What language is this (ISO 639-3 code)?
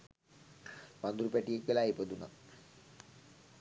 sin